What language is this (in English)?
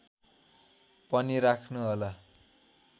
Nepali